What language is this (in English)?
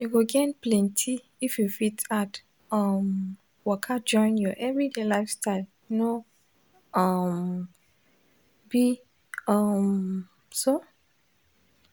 Nigerian Pidgin